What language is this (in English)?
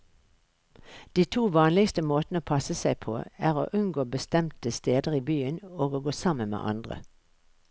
Norwegian